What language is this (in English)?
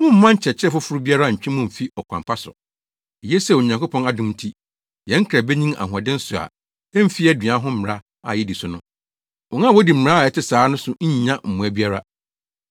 Akan